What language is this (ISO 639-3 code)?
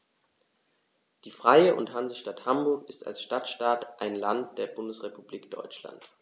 deu